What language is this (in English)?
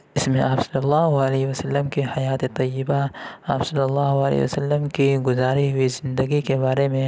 Urdu